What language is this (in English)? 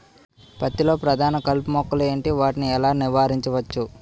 Telugu